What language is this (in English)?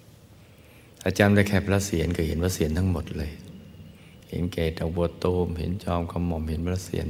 Thai